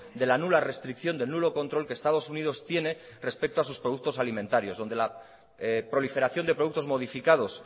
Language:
Spanish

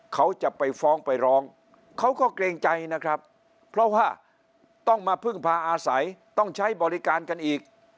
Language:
Thai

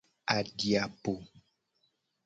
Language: Gen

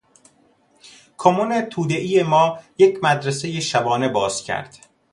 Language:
Persian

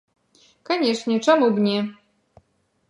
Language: Belarusian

